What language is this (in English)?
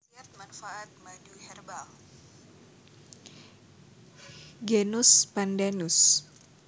Javanese